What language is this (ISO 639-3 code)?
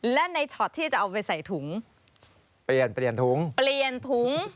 tha